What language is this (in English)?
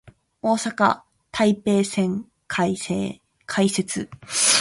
Japanese